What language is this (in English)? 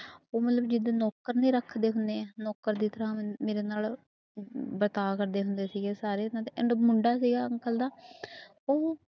Punjabi